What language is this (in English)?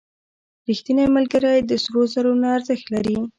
Pashto